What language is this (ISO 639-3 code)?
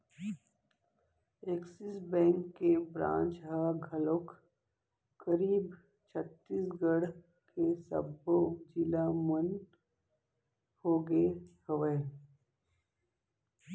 hne